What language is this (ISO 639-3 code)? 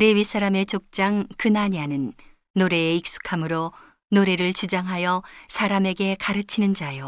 kor